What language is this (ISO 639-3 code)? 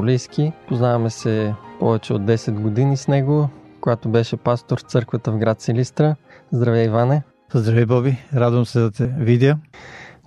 bul